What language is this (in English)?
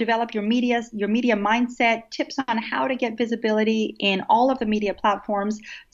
English